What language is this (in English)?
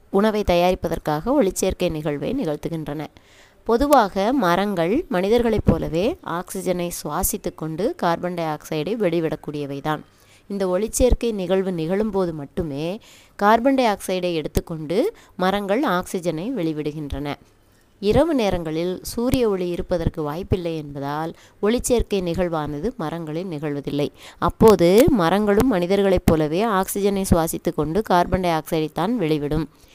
Tamil